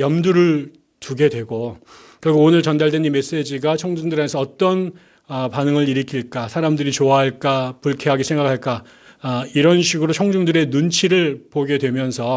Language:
Korean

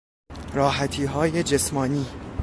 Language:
Persian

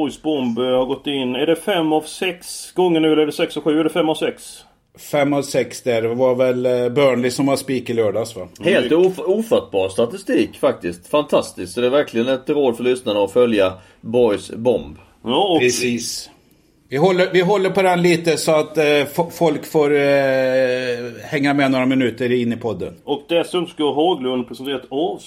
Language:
Swedish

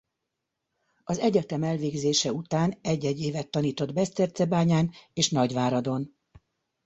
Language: Hungarian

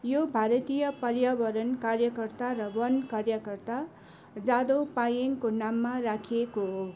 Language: Nepali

